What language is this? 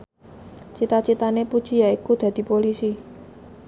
Javanese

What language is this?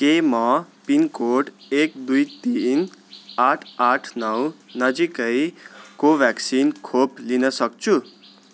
Nepali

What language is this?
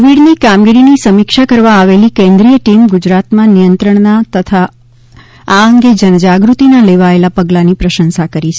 Gujarati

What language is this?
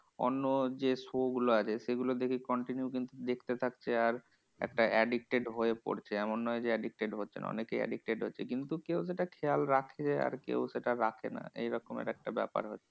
Bangla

